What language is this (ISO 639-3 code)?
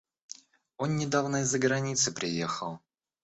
rus